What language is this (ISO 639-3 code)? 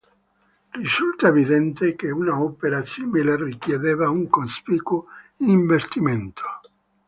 ita